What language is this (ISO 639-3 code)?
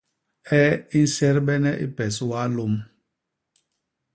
bas